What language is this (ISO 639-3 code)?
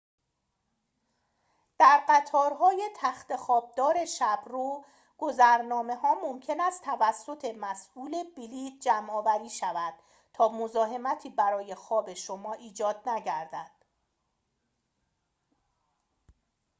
fas